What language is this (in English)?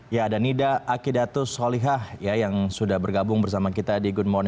Indonesian